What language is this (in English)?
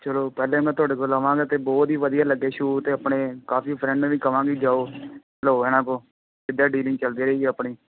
Punjabi